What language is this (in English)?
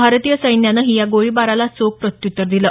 Marathi